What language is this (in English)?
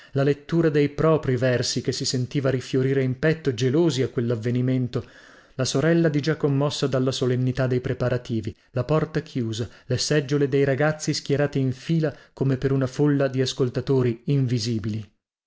Italian